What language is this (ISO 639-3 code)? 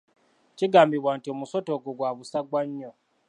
lug